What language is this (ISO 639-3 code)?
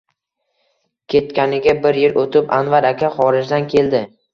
uzb